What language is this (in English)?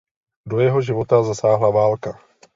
Czech